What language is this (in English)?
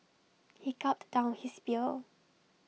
English